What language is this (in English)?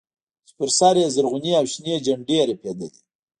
Pashto